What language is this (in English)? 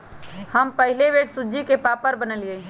Magahi